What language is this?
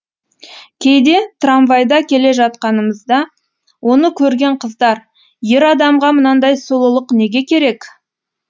Kazakh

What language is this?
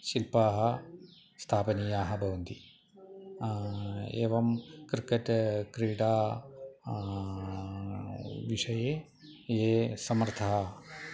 Sanskrit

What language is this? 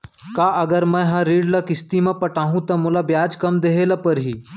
Chhattisgarhi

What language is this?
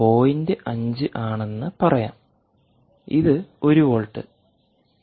Malayalam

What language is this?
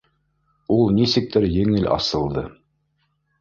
Bashkir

